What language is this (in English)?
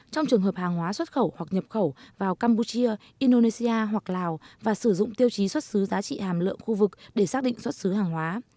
Vietnamese